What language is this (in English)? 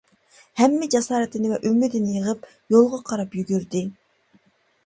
Uyghur